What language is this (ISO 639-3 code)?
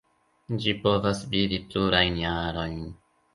epo